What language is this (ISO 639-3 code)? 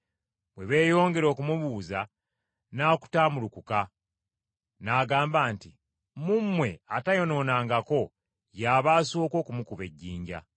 lug